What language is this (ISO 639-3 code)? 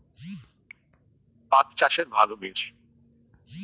ben